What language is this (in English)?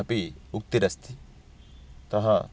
Sanskrit